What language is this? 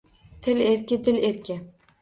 Uzbek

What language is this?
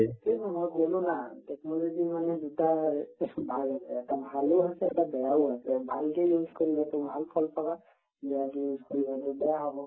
Assamese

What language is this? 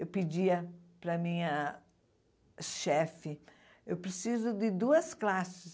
Portuguese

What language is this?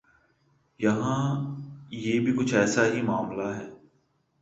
Urdu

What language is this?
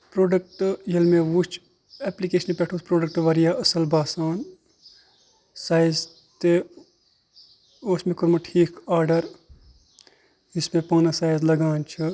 Kashmiri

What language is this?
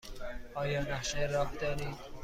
Persian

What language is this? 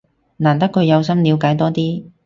Cantonese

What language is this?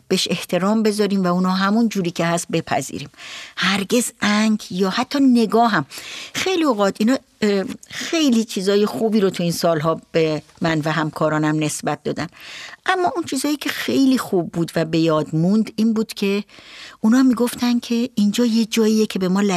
Persian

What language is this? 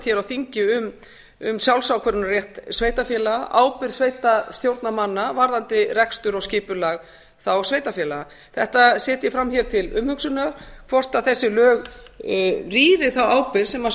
Icelandic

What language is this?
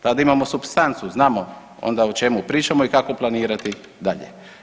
Croatian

